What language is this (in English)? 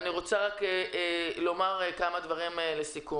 Hebrew